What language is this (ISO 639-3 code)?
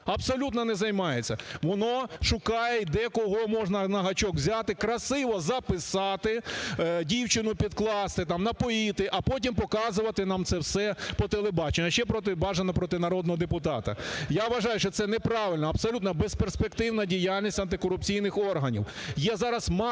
ukr